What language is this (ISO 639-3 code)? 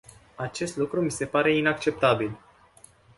ron